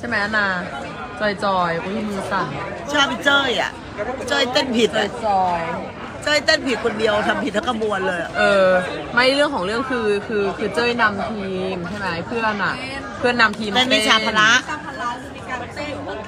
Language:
Thai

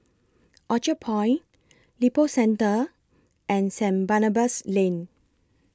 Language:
English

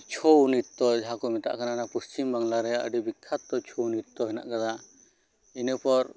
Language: Santali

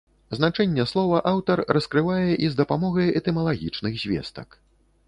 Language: Belarusian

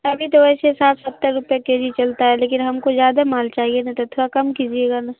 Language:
Urdu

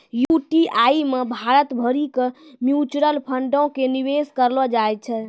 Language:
Maithili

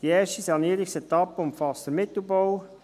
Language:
Swiss German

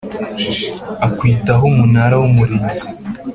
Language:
Kinyarwanda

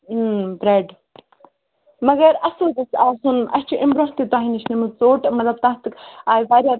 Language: Kashmiri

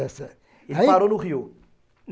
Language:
Portuguese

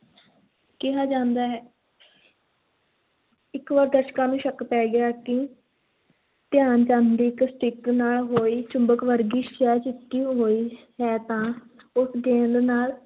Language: Punjabi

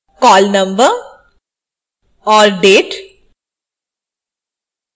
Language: Hindi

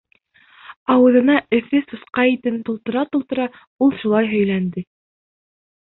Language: Bashkir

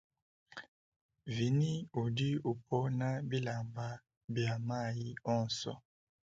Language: Luba-Lulua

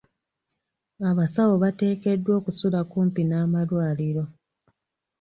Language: Ganda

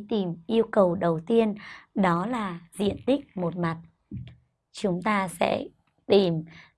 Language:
Vietnamese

